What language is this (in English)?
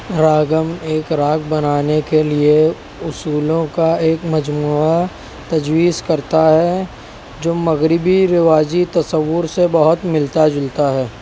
Urdu